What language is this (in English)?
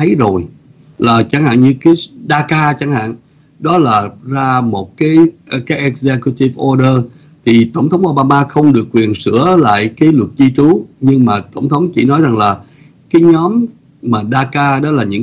Vietnamese